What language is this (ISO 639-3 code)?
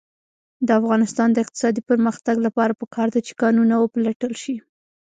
pus